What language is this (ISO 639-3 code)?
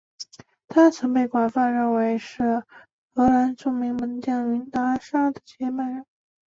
zho